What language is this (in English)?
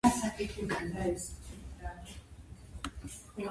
Georgian